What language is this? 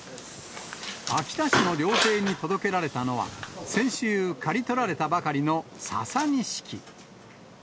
Japanese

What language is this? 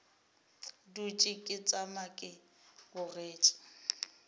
Northern Sotho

